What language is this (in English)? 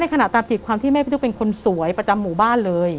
Thai